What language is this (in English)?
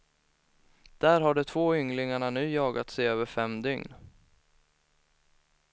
Swedish